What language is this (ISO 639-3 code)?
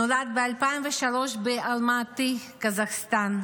heb